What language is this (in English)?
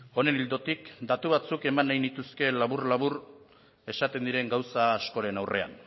Basque